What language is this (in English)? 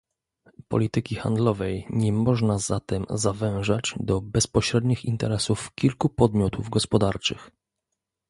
Polish